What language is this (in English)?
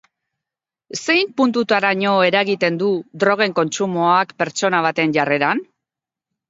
Basque